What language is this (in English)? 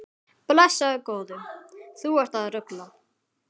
Icelandic